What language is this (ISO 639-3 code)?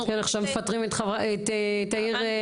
heb